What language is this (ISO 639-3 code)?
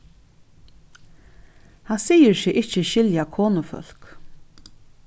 fao